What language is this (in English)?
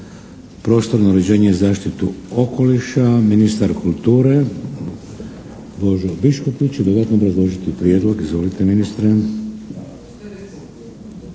Croatian